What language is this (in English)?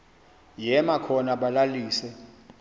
Xhosa